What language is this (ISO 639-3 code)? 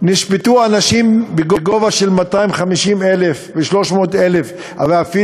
heb